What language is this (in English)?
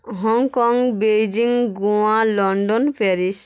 Bangla